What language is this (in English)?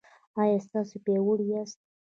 Pashto